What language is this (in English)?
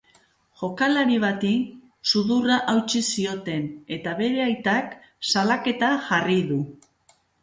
Basque